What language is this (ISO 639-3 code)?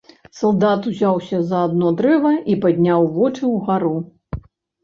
bel